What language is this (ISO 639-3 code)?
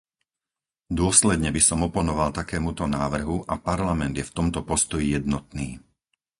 slk